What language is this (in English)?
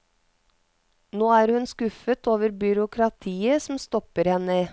Norwegian